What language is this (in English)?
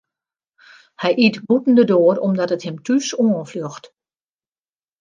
Western Frisian